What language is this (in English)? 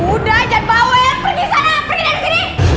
Indonesian